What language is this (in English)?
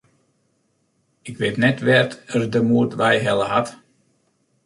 Western Frisian